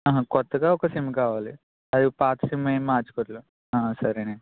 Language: Telugu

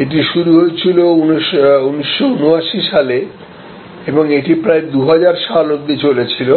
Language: Bangla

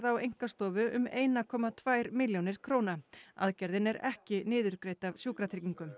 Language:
Icelandic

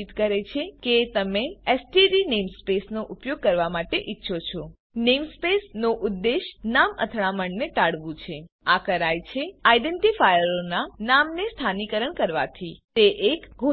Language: Gujarati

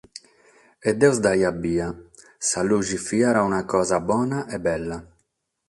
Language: Sardinian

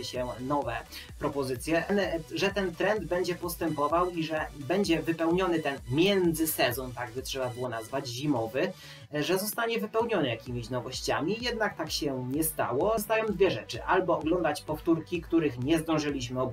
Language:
Polish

